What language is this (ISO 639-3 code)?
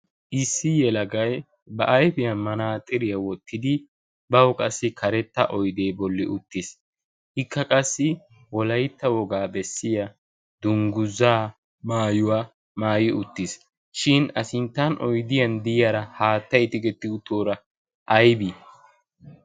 wal